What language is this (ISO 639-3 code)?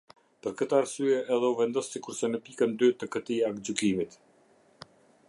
sqi